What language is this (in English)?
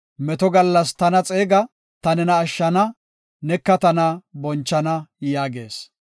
Gofa